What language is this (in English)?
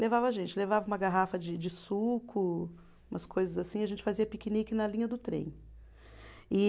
Portuguese